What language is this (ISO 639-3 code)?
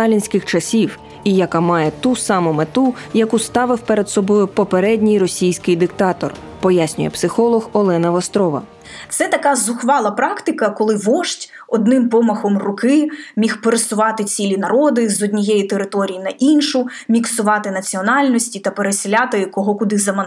ukr